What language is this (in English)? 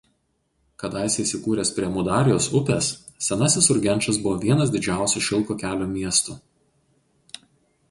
Lithuanian